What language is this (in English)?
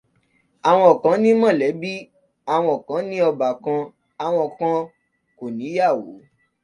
Yoruba